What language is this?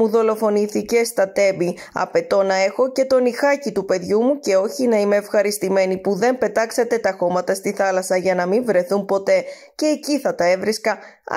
Greek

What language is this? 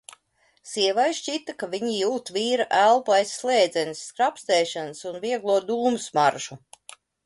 Latvian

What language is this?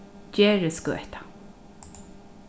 Faroese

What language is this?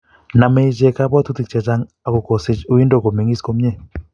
Kalenjin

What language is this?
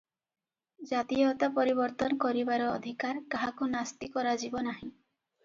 Odia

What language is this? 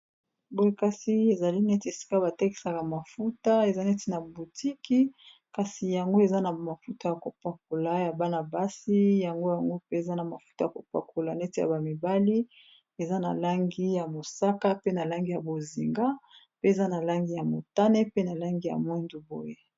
Lingala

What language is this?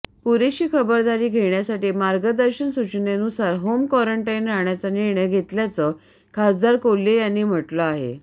Marathi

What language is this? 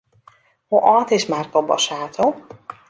Western Frisian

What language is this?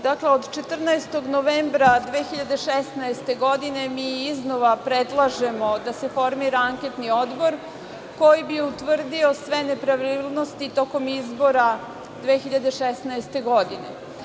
Serbian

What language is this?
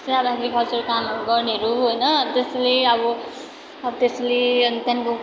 Nepali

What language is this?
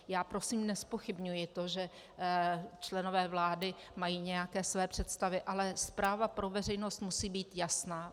Czech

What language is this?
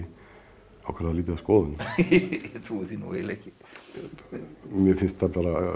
Icelandic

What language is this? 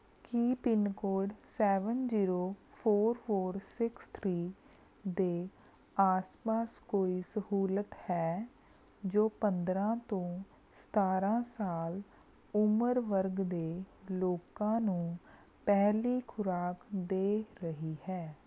Punjabi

